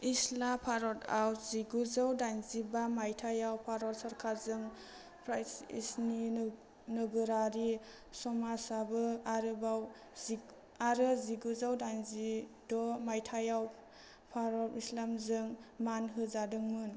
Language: Bodo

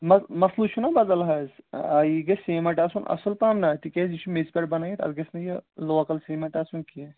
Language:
Kashmiri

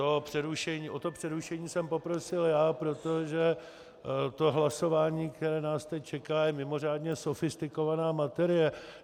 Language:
Czech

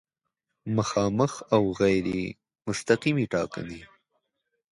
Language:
Pashto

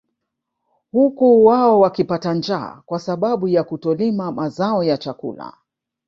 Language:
Swahili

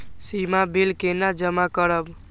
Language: Maithili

